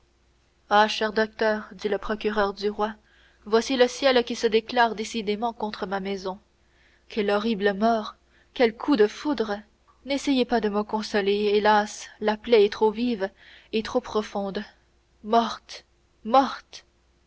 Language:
French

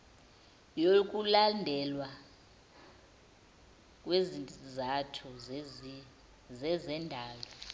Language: Zulu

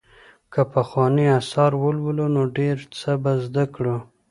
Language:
Pashto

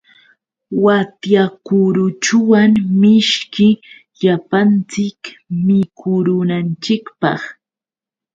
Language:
Yauyos Quechua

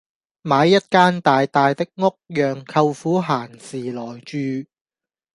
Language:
Cantonese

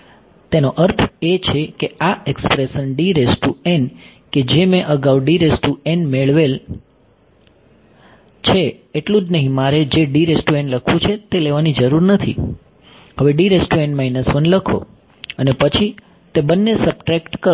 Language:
Gujarati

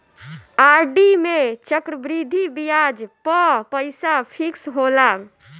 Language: Bhojpuri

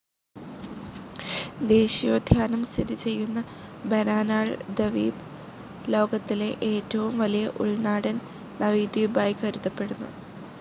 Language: Malayalam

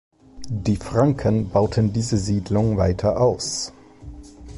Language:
German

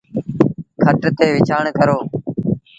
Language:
Sindhi Bhil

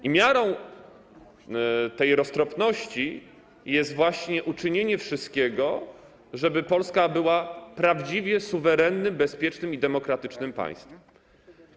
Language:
Polish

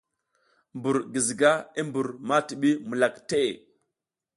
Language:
South Giziga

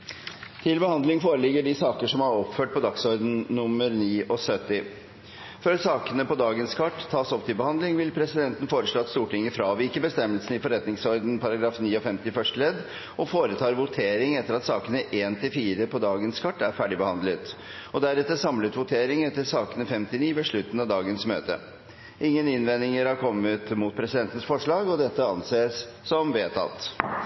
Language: Norwegian Nynorsk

